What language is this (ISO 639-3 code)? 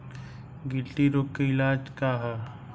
bho